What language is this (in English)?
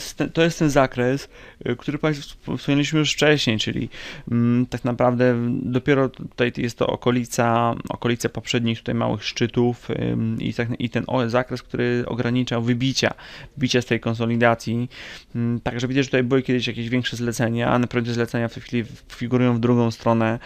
Polish